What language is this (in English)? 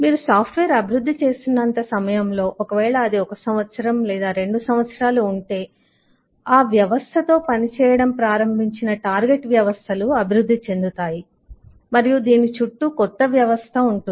Telugu